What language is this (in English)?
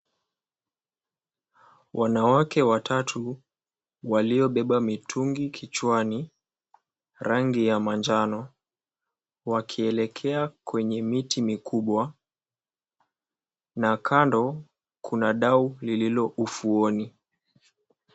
Swahili